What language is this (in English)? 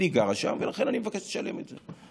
Hebrew